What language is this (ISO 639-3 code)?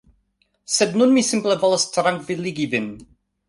epo